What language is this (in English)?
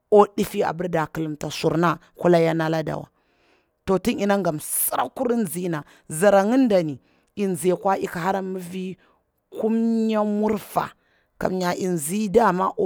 Bura-Pabir